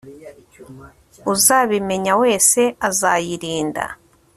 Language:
Kinyarwanda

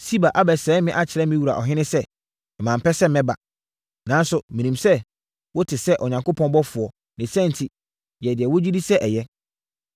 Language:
Akan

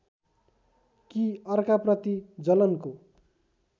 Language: Nepali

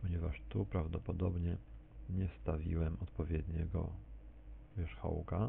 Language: Polish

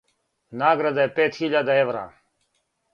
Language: Serbian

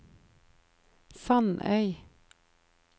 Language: Norwegian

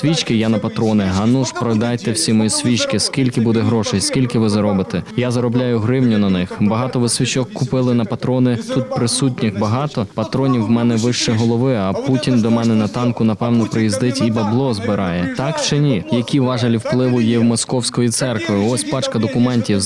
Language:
Ukrainian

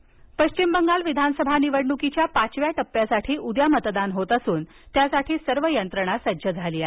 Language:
Marathi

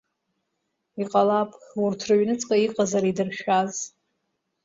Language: Abkhazian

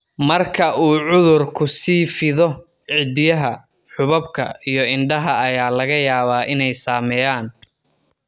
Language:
Somali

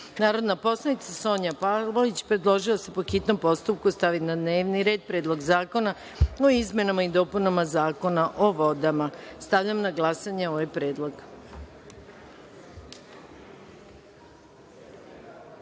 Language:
Serbian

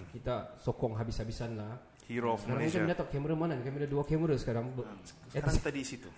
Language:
Malay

